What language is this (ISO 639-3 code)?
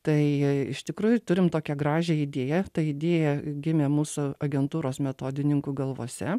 lit